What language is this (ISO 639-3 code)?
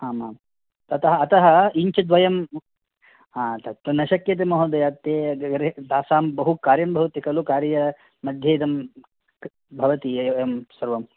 san